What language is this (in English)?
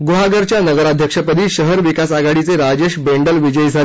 Marathi